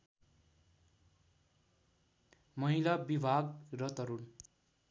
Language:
Nepali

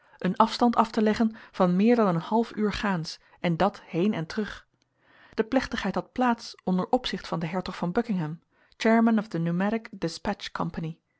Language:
Dutch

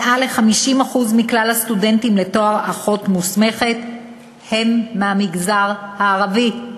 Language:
Hebrew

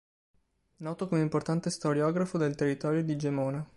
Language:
Italian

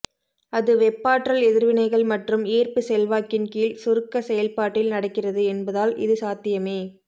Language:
Tamil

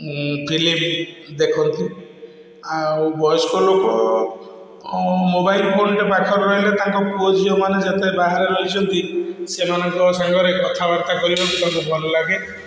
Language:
Odia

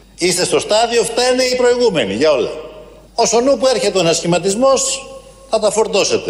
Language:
Greek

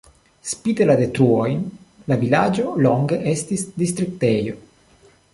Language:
Esperanto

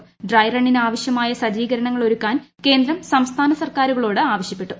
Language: Malayalam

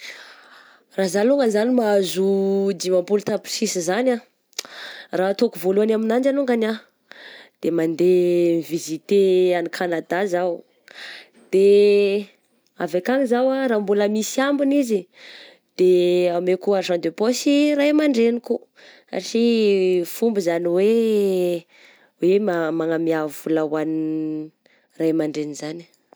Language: Southern Betsimisaraka Malagasy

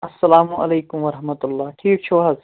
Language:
Kashmiri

